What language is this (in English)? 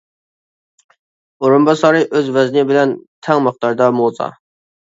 Uyghur